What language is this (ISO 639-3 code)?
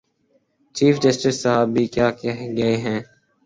urd